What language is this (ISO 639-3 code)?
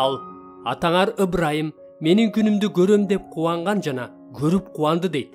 tur